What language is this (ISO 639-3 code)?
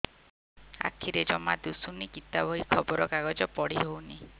ori